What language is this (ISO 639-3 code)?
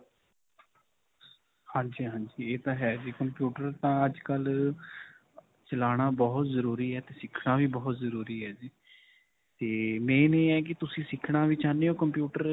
pan